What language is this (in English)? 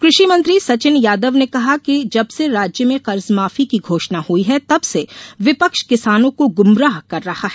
Hindi